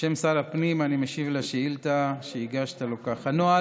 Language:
Hebrew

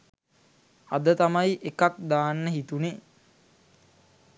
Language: Sinhala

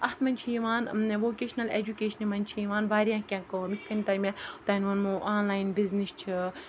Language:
Kashmiri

